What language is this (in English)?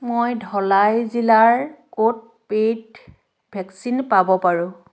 Assamese